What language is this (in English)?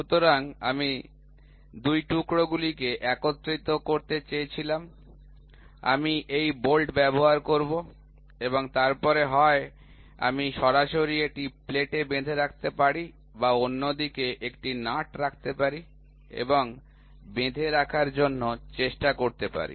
Bangla